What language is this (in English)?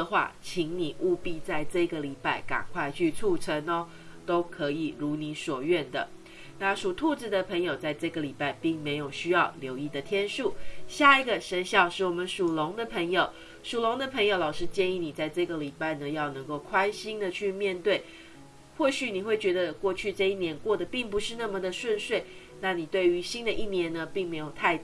Chinese